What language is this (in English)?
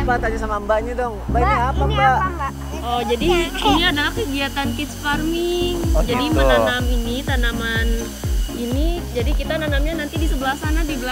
Indonesian